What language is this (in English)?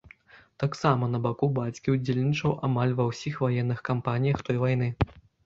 Belarusian